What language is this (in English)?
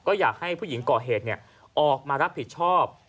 Thai